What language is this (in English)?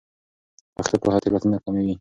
Pashto